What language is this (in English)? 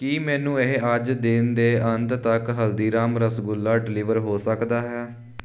Punjabi